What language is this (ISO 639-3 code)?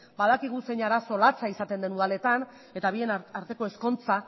eus